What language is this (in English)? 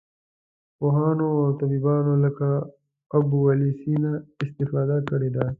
Pashto